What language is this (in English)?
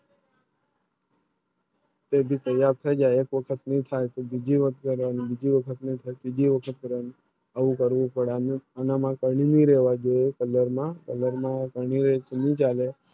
Gujarati